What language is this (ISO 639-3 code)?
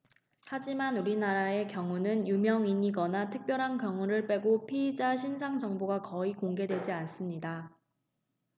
kor